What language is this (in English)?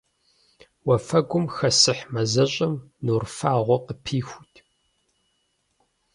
Kabardian